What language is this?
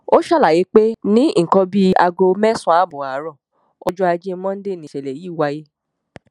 Yoruba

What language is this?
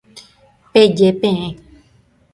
Guarani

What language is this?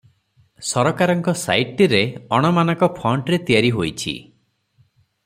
Odia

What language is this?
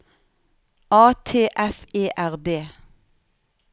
Norwegian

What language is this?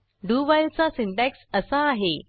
Marathi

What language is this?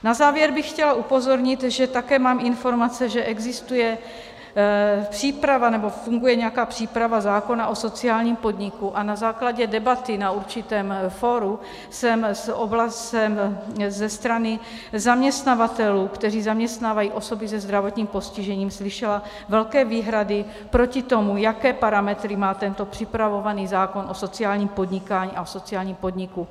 Czech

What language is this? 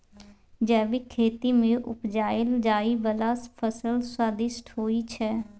Maithili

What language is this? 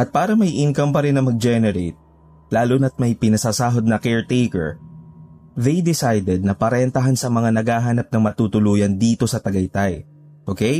Filipino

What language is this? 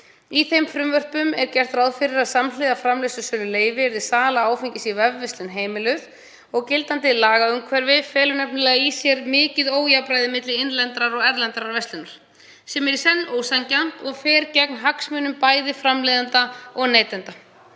Icelandic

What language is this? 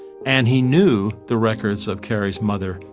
English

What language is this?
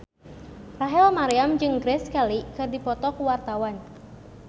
Sundanese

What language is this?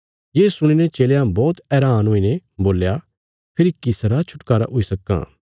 Bilaspuri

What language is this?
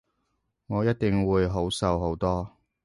Cantonese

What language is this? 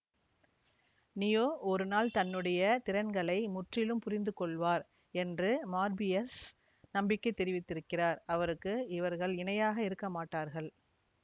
Tamil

